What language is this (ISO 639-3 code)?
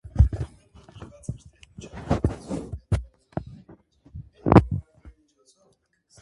hye